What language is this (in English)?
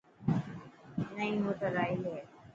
Dhatki